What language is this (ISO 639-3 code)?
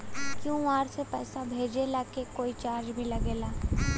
bho